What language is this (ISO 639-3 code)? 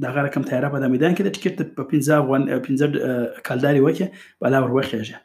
urd